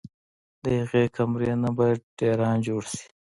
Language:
Pashto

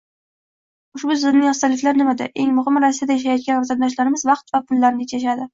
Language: Uzbek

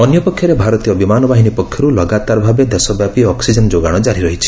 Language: Odia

